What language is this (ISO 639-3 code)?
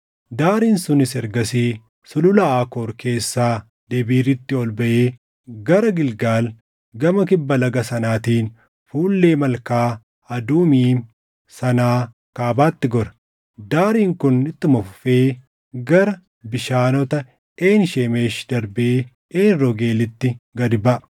orm